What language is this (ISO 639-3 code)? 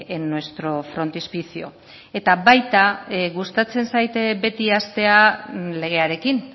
eus